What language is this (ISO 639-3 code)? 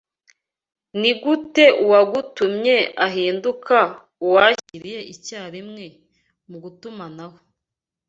kin